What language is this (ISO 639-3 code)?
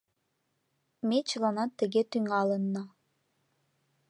chm